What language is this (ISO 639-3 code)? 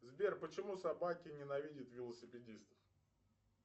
rus